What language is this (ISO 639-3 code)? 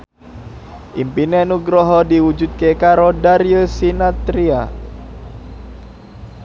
jav